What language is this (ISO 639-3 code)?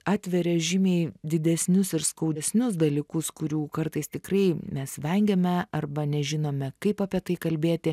lit